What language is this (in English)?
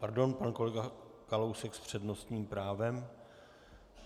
Czech